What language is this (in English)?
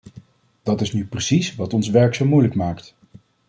Dutch